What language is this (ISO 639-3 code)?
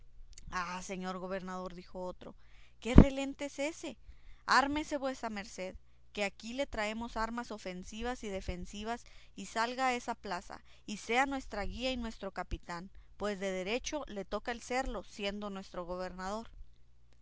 spa